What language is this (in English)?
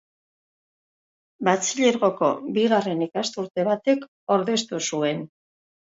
Basque